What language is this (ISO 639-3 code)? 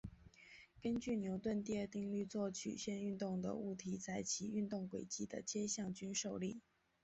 zho